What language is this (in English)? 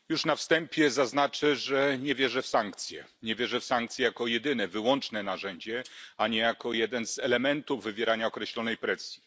Polish